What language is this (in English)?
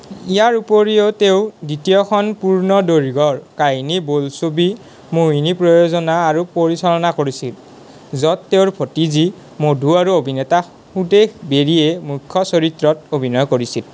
Assamese